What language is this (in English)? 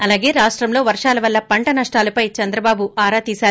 Telugu